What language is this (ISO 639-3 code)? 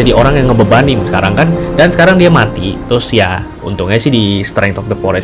ind